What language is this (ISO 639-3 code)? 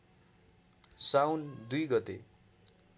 nep